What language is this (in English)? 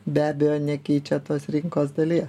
Lithuanian